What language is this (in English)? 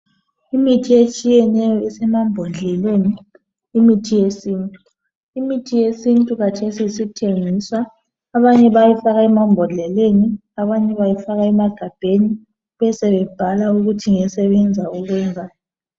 North Ndebele